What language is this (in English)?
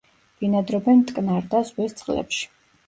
Georgian